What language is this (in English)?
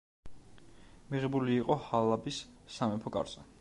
Georgian